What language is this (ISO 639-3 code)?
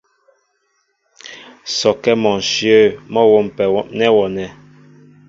mbo